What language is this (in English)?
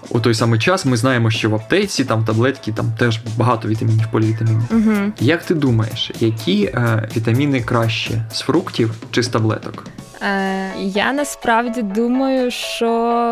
Ukrainian